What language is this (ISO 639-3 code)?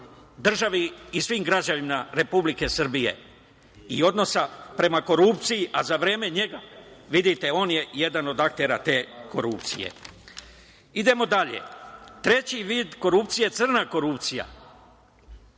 srp